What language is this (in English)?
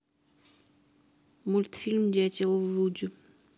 Russian